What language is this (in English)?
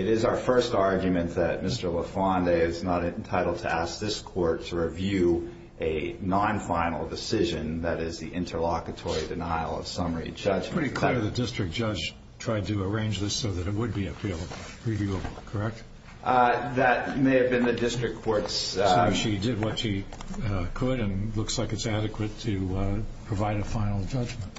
English